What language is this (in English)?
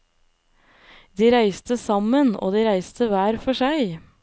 Norwegian